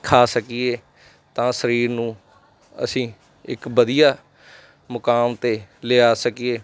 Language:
Punjabi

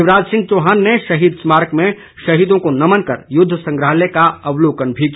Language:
Hindi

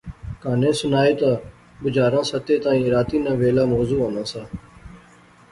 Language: Pahari-Potwari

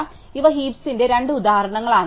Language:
Malayalam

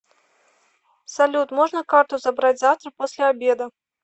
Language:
Russian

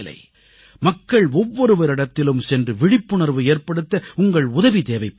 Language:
Tamil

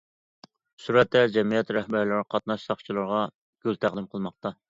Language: Uyghur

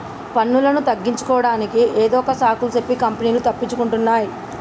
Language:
Telugu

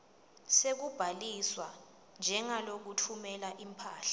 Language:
Swati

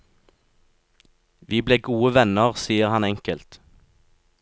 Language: Norwegian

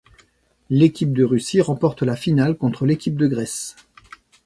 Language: French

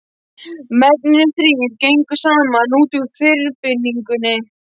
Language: Icelandic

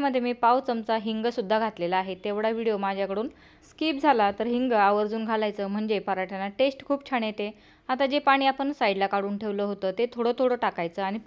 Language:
Marathi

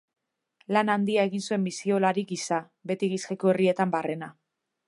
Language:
Basque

